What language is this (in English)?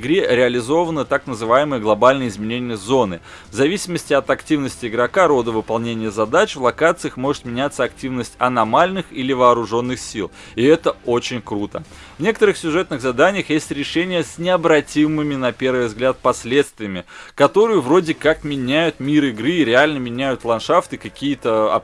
Russian